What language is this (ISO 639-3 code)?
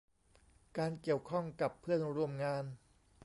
tha